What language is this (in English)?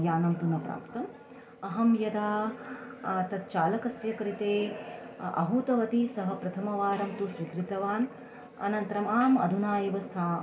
Sanskrit